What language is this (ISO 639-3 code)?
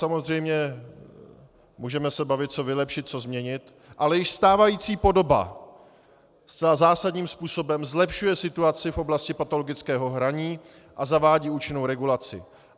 ces